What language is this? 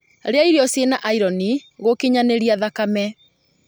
Kikuyu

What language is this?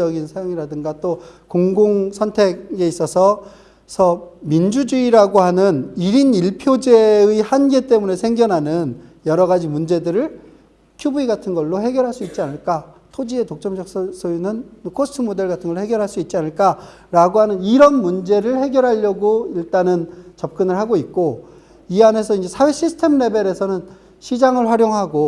Korean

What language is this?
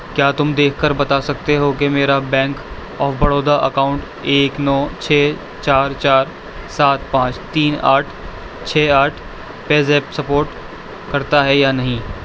Urdu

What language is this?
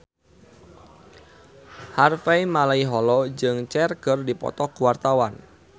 Sundanese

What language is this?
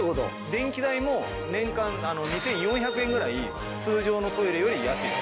Japanese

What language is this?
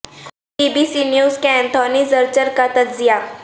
Urdu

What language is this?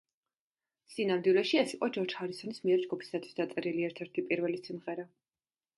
Georgian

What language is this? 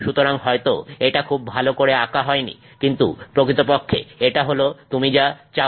Bangla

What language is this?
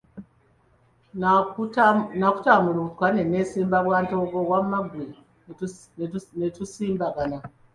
Ganda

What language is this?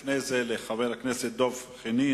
Hebrew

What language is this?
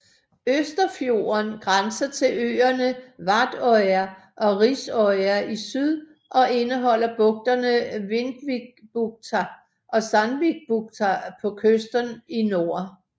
Danish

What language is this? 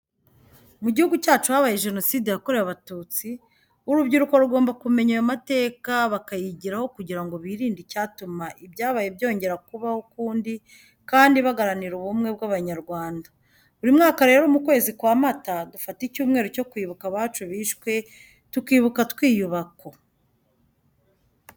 Kinyarwanda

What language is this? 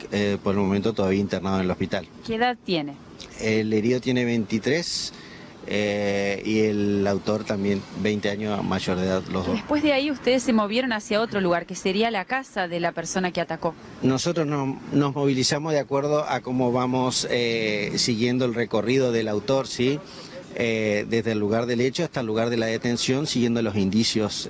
Spanish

